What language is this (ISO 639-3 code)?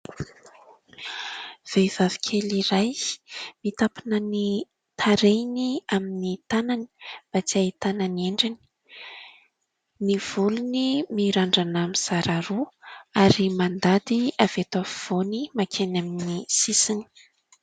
mlg